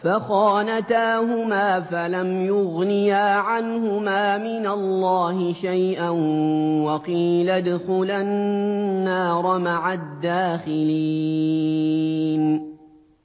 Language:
Arabic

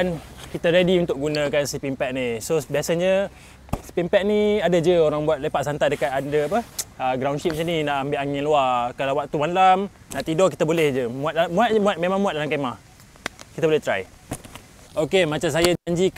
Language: Malay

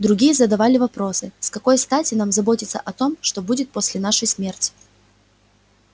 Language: Russian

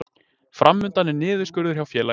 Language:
Icelandic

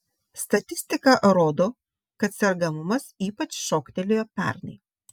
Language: Lithuanian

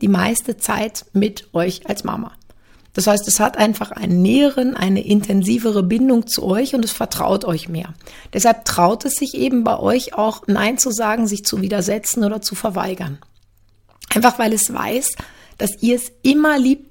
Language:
German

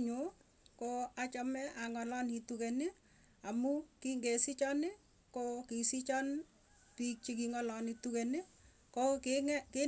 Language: Tugen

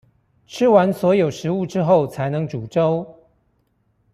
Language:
Chinese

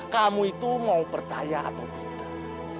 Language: Indonesian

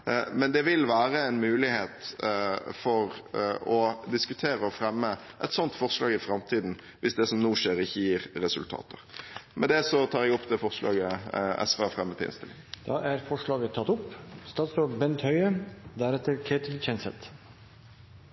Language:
Norwegian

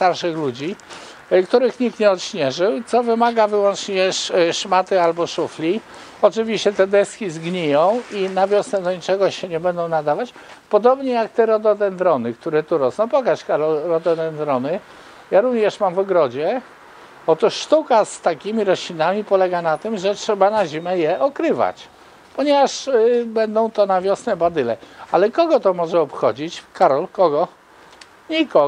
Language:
Polish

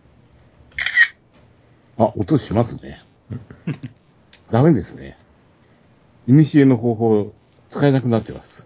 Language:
Japanese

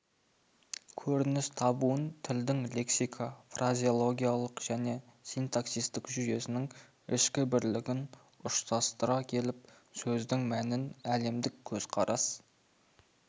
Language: Kazakh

